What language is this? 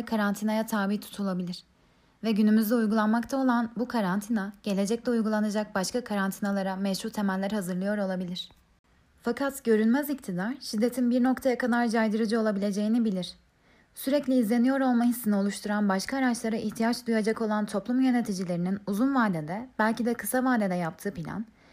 Turkish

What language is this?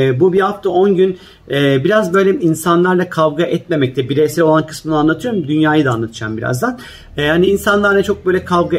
Turkish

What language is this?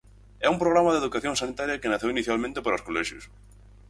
Galician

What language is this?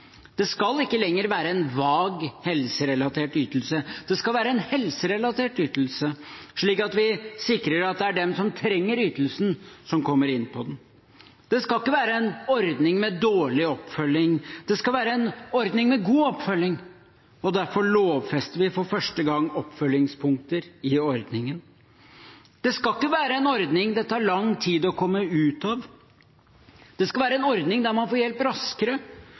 Norwegian Bokmål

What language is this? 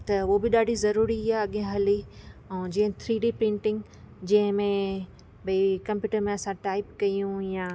Sindhi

